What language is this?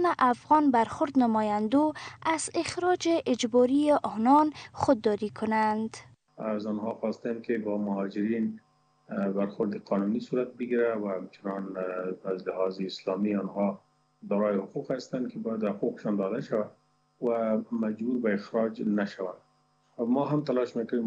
Persian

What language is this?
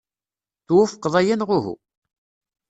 Kabyle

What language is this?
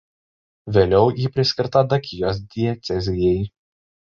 Lithuanian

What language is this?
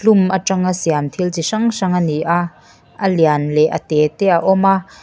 Mizo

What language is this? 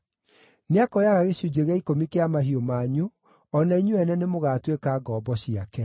Kikuyu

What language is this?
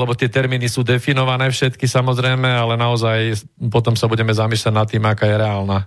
Slovak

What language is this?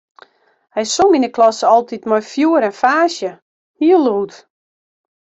Western Frisian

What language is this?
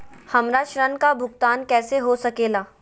Magahi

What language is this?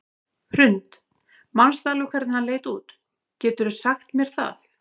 Icelandic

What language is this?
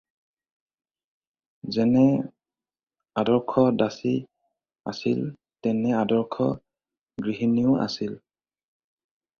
Assamese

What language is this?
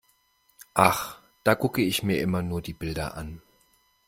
German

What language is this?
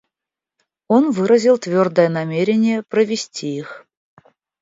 Russian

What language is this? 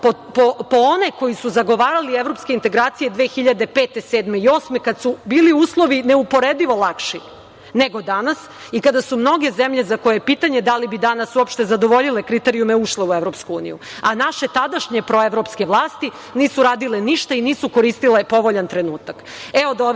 Serbian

